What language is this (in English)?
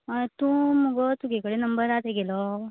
Konkani